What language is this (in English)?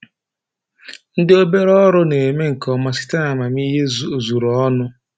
Igbo